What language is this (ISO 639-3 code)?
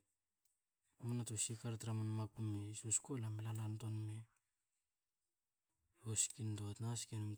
hao